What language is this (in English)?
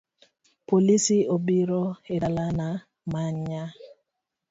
Luo (Kenya and Tanzania)